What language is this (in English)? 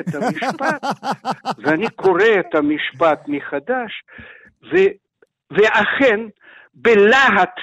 Hebrew